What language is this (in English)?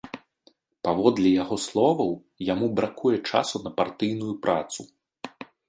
Belarusian